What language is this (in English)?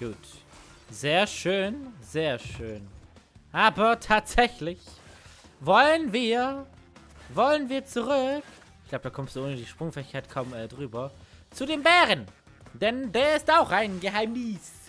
German